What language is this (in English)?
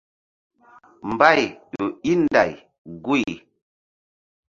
Mbum